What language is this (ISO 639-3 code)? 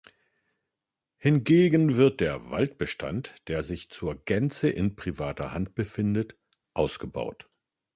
deu